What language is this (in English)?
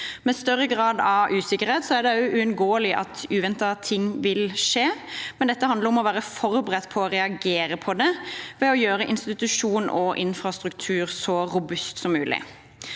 Norwegian